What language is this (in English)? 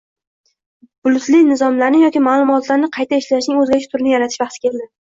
Uzbek